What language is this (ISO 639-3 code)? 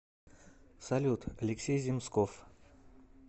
rus